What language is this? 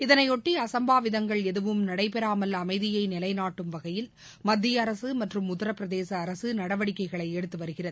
Tamil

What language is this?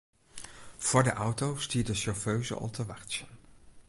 Western Frisian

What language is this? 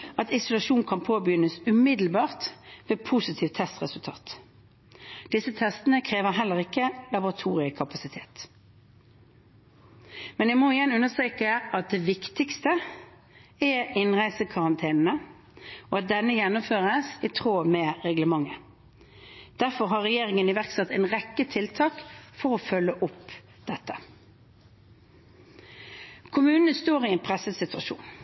Norwegian Bokmål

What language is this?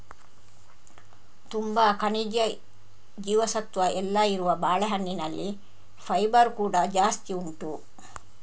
Kannada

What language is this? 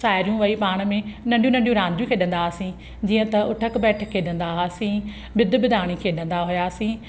Sindhi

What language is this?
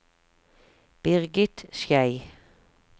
Norwegian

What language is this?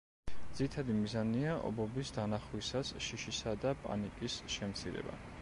Georgian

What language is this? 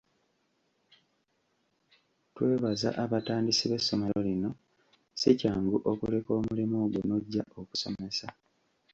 Ganda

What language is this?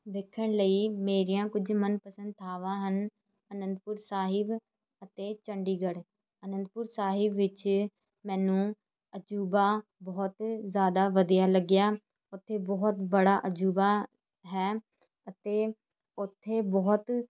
Punjabi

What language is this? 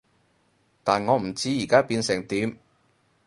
Cantonese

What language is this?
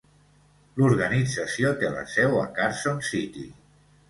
Catalan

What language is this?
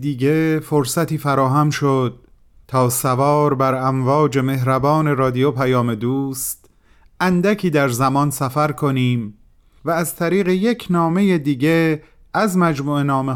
Persian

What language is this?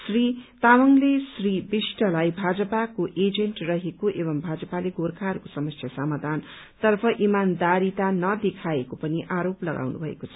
Nepali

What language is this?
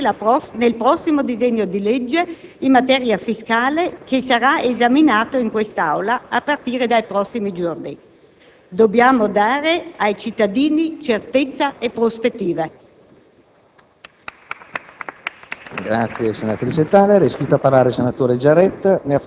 Italian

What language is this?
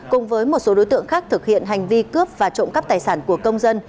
Vietnamese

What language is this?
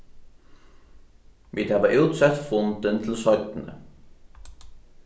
Faroese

